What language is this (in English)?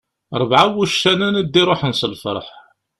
Kabyle